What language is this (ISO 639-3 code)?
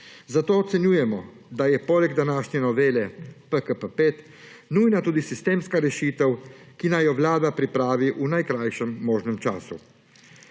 slv